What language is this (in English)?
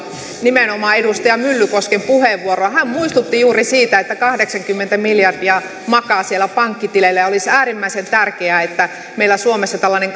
Finnish